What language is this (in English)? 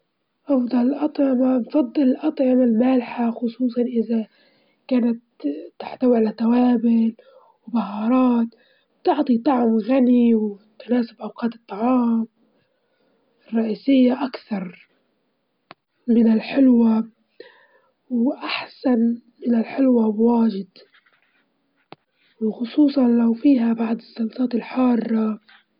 Libyan Arabic